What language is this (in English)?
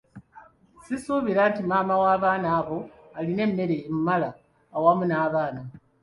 Ganda